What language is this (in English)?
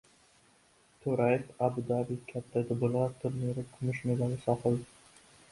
Uzbek